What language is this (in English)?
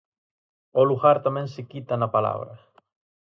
Galician